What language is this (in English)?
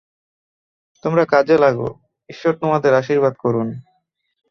Bangla